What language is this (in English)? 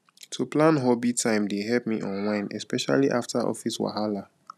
Nigerian Pidgin